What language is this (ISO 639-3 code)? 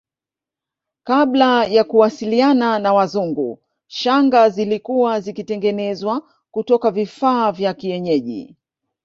swa